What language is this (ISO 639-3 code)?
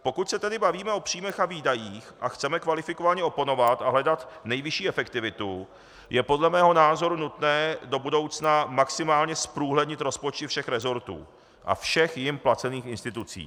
ces